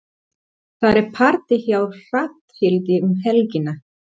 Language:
Icelandic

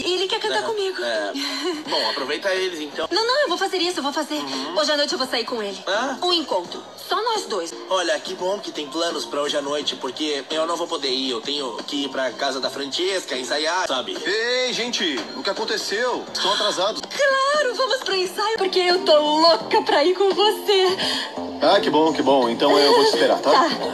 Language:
Portuguese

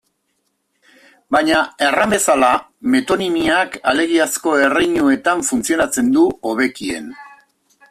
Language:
Basque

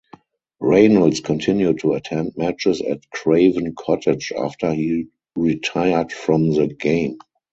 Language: English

